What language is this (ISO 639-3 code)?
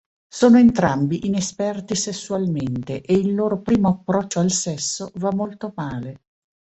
ita